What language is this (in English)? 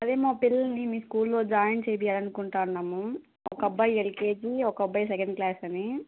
Telugu